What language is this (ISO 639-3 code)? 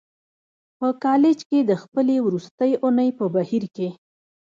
pus